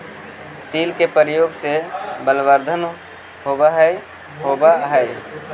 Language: Magahi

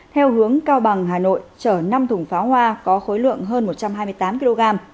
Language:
Vietnamese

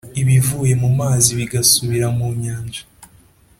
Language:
Kinyarwanda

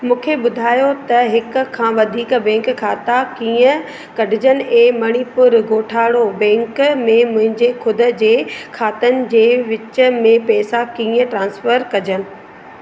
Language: Sindhi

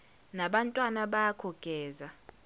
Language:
Zulu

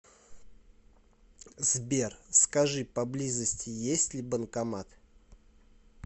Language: Russian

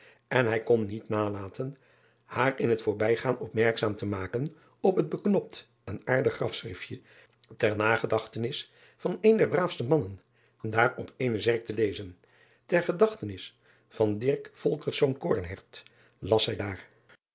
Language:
Dutch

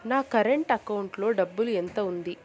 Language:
Telugu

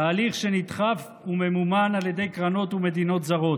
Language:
Hebrew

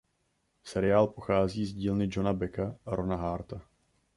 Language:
Czech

